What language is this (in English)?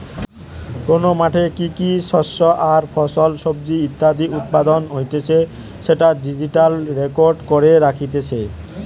Bangla